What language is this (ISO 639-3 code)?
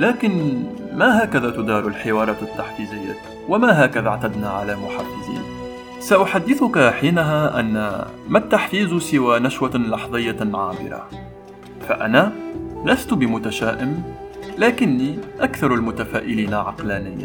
ara